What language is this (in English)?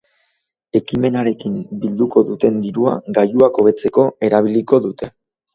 Basque